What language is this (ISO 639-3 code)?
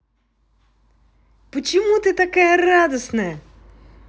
rus